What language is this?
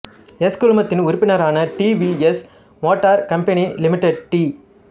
Tamil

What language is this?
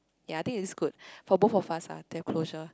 English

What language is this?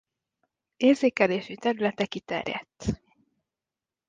Hungarian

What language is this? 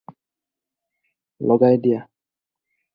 Assamese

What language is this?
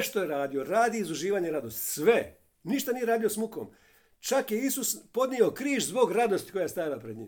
Croatian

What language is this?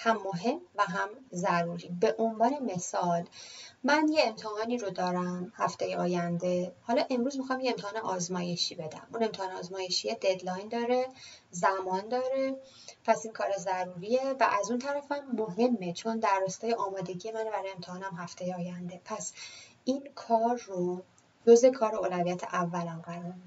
Persian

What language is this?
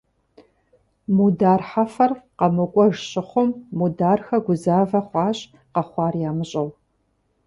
Kabardian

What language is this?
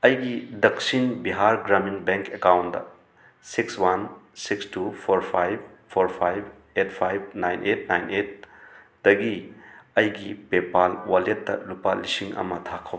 Manipuri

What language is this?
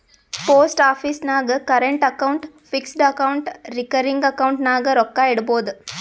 Kannada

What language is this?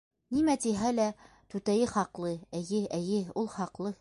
Bashkir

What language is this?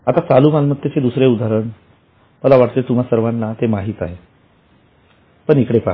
Marathi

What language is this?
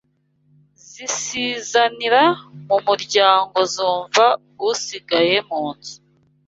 Kinyarwanda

